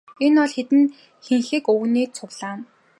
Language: Mongolian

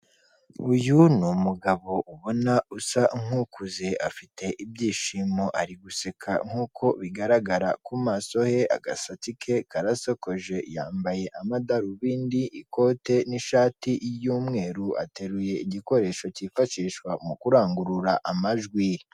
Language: Kinyarwanda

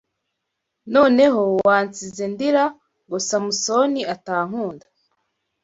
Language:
Kinyarwanda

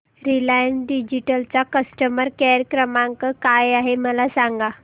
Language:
Marathi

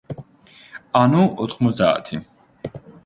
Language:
Georgian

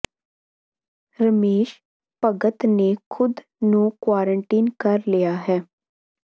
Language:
Punjabi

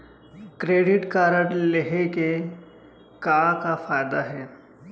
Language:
Chhattisgarhi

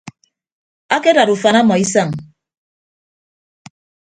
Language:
Ibibio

